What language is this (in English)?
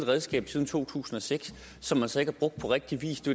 Danish